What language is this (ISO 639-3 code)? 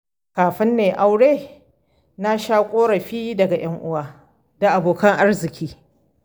hau